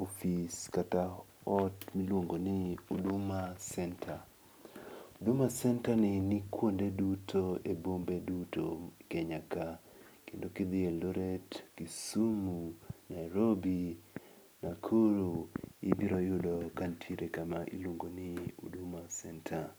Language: Luo (Kenya and Tanzania)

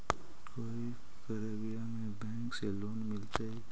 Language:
Magahi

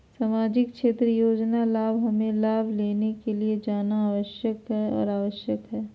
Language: Magahi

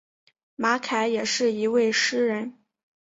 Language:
Chinese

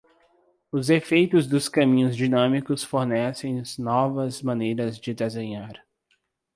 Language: Portuguese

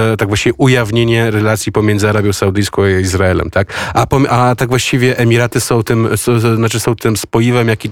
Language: Polish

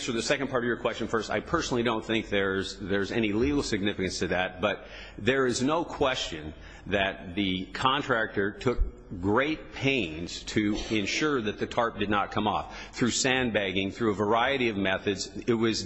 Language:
English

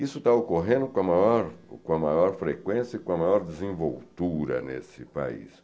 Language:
Portuguese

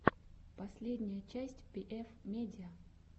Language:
Russian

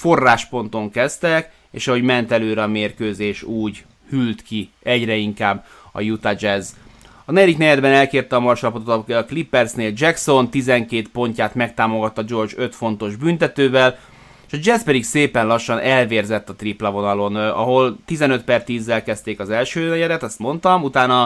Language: Hungarian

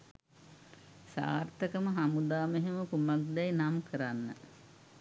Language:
Sinhala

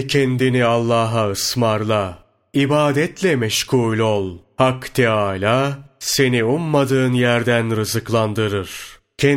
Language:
Turkish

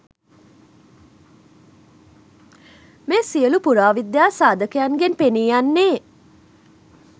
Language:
Sinhala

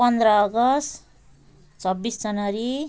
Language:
Nepali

